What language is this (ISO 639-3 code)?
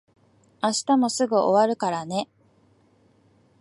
jpn